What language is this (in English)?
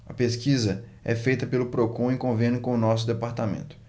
Portuguese